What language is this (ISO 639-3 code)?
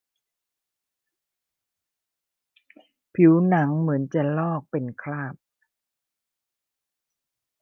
tha